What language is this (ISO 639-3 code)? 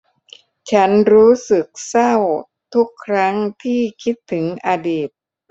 tha